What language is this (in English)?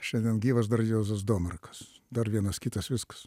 Lithuanian